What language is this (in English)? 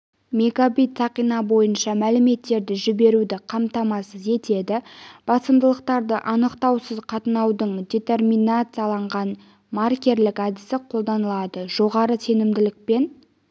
Kazakh